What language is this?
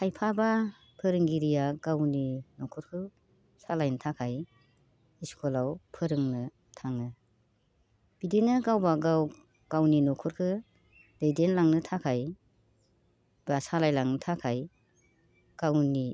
Bodo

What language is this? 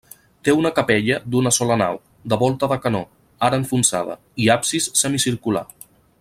Catalan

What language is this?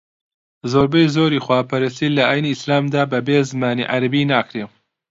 Central Kurdish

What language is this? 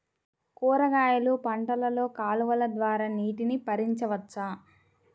Telugu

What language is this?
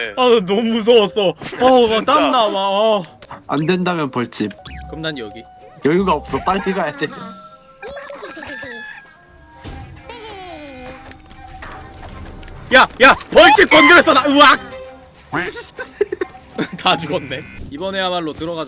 Korean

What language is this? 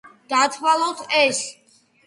Georgian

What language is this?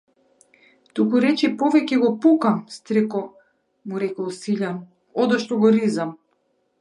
Macedonian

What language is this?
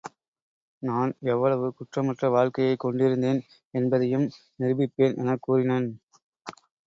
Tamil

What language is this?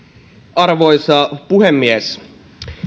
Finnish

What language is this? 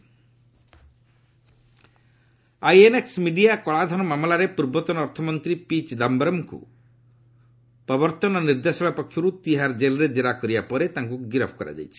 Odia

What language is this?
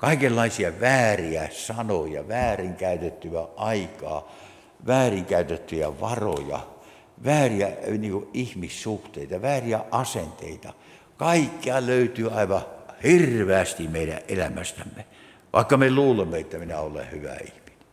Finnish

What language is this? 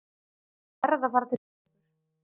Icelandic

